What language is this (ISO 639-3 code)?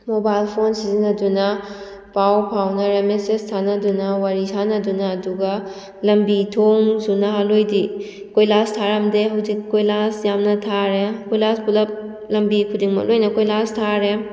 mni